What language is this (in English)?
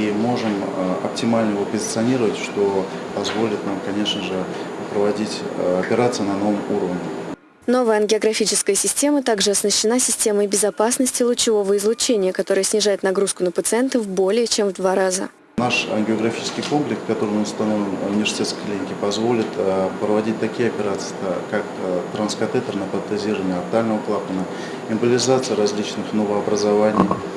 Russian